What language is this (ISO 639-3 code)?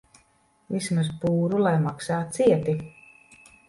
lav